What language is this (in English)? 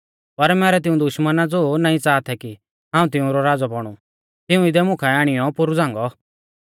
Mahasu Pahari